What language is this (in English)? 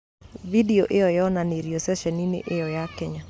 Kikuyu